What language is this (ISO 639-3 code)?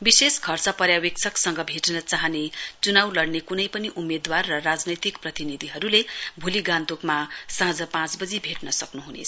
nep